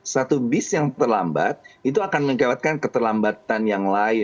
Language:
Indonesian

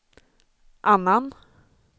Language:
Swedish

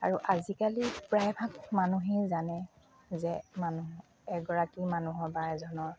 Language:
Assamese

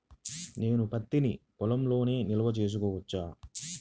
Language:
Telugu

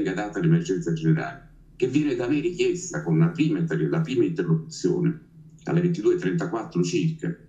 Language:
Italian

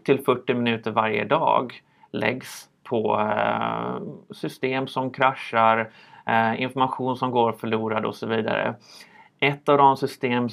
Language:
Swedish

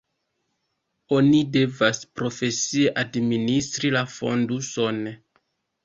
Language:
Esperanto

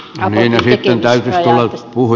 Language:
Finnish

